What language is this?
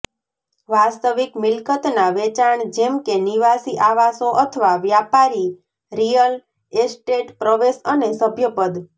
Gujarati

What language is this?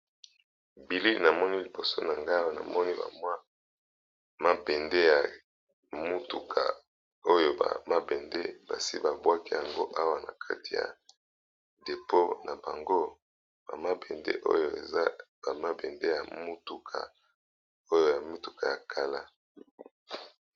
Lingala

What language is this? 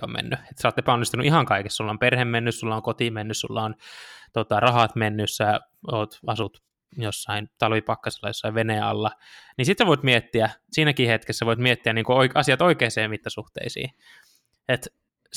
Finnish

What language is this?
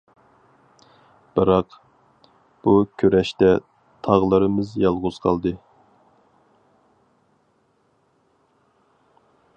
Uyghur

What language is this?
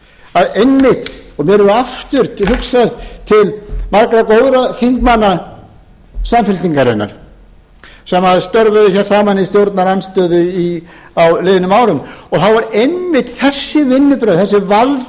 Icelandic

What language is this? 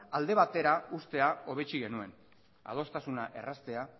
Basque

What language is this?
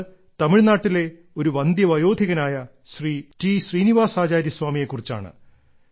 Malayalam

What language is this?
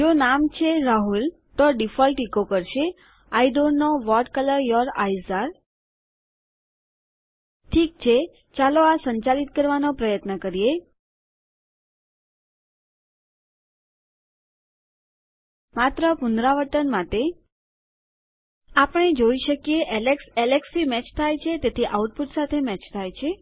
Gujarati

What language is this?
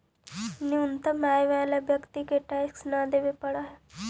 Magahi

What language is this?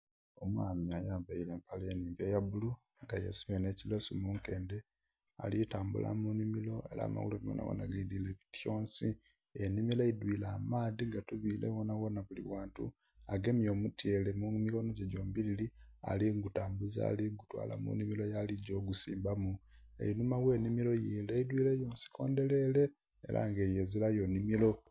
Soga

